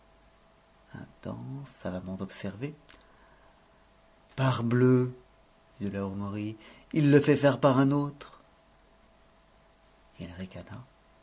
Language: French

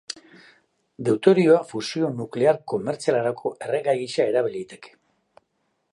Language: Basque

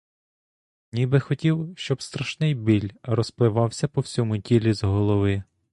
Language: Ukrainian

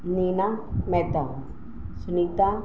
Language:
Sindhi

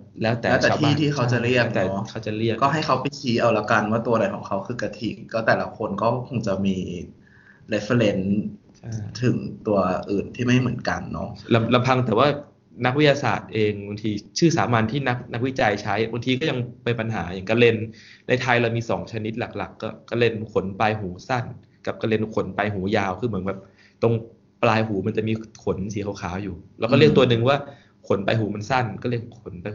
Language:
Thai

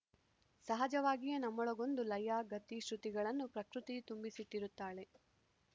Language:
Kannada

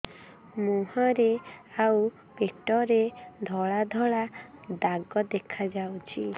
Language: Odia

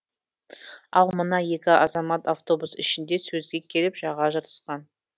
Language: Kazakh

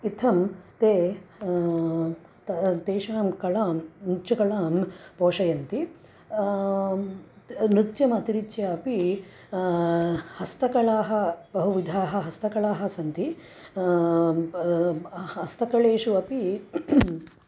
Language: Sanskrit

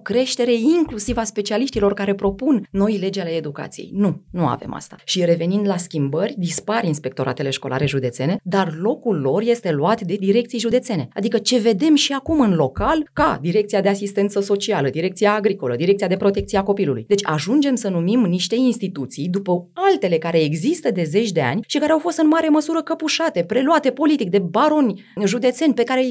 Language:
Romanian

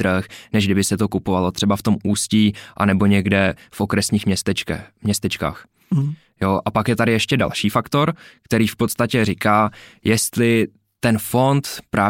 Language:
Czech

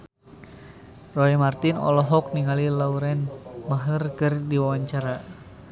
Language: Sundanese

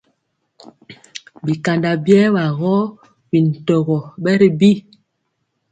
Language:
Mpiemo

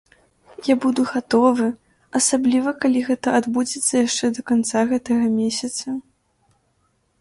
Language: Belarusian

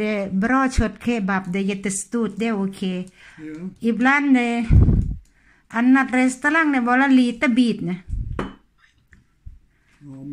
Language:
Thai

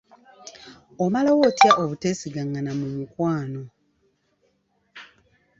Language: Ganda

